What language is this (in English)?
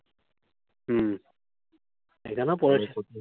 Bangla